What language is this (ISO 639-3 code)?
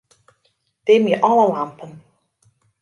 fry